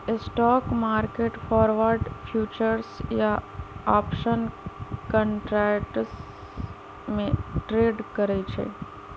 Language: Magahi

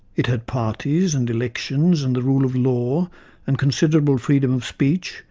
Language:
English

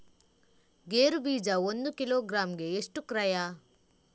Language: Kannada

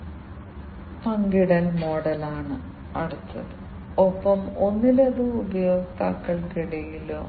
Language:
Malayalam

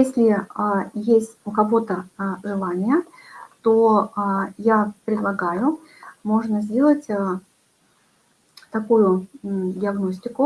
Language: Russian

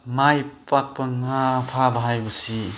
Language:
Manipuri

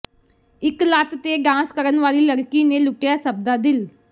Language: Punjabi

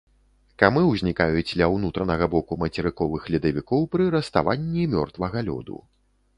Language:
Belarusian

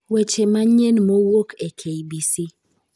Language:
Luo (Kenya and Tanzania)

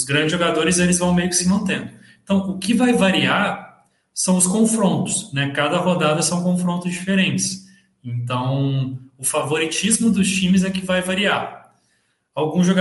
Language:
Portuguese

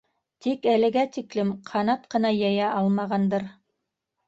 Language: Bashkir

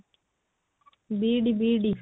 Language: Odia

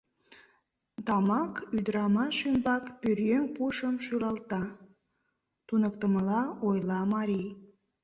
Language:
Mari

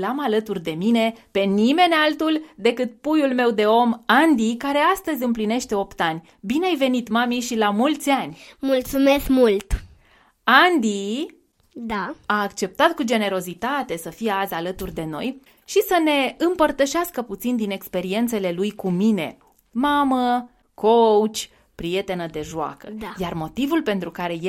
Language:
Romanian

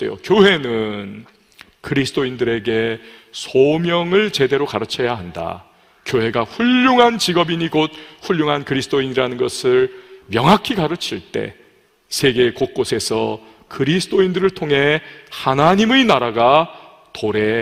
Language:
Korean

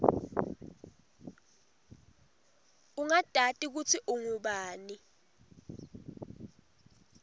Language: Swati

